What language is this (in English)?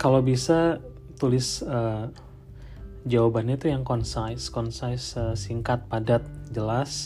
Indonesian